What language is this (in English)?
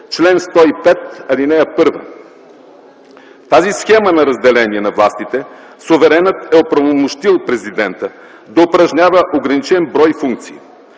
Bulgarian